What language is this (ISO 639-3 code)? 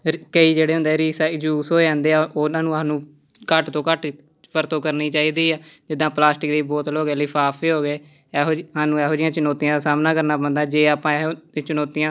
pan